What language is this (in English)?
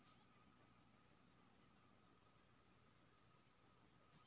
Maithili